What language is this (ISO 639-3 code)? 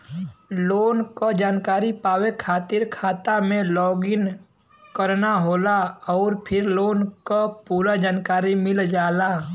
bho